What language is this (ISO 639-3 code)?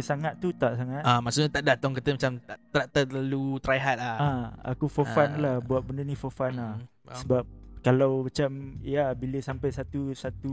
msa